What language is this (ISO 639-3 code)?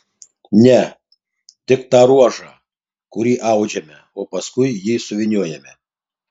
lit